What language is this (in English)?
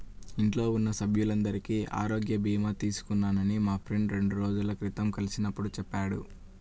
Telugu